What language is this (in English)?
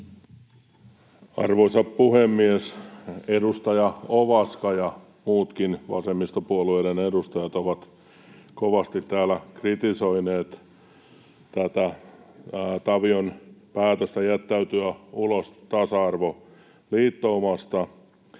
Finnish